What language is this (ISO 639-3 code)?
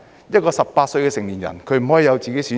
yue